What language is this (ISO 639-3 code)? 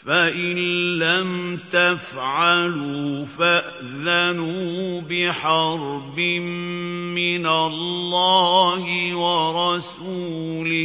ara